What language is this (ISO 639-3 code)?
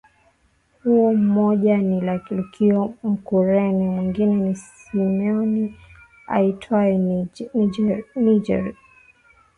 swa